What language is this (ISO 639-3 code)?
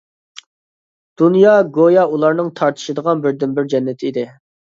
uig